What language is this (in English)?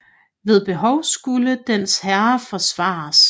Danish